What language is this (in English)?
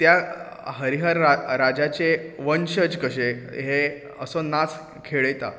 Konkani